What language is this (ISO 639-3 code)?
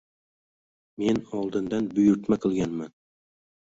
uzb